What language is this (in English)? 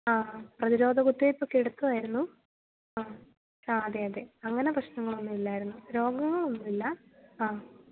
Malayalam